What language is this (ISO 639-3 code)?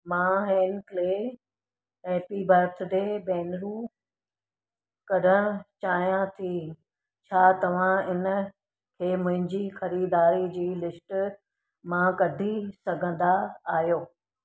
snd